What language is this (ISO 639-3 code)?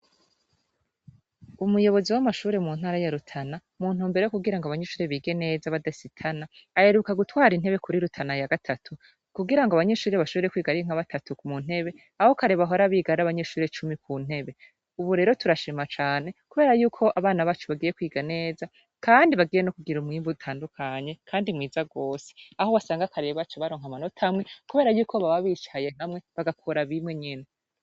run